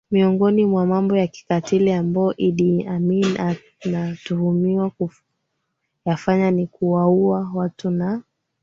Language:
Swahili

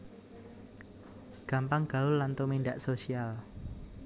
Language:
Javanese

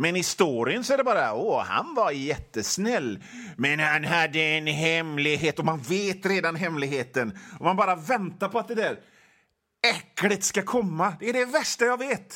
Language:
Swedish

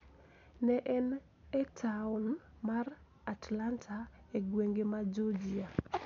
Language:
Luo (Kenya and Tanzania)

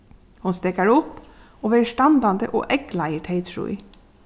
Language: Faroese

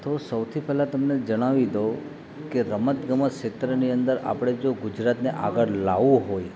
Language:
Gujarati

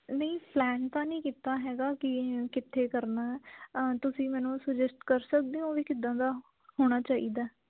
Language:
Punjabi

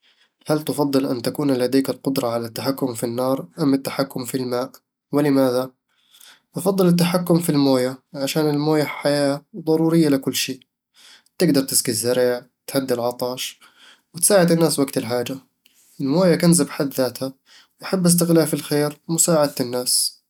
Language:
Eastern Egyptian Bedawi Arabic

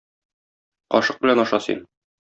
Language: Tatar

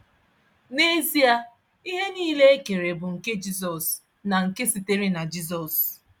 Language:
Igbo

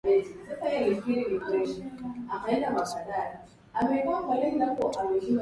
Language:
Swahili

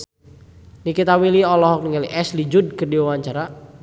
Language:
Sundanese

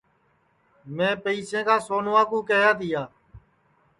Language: Sansi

